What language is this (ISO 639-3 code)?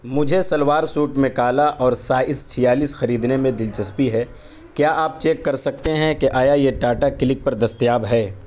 urd